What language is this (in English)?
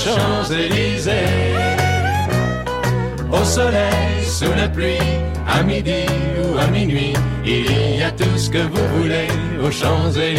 Greek